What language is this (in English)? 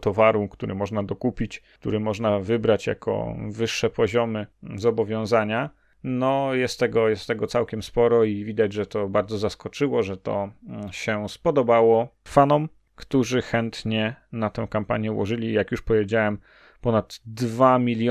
Polish